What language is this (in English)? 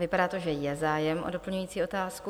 Czech